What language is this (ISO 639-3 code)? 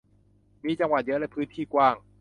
tha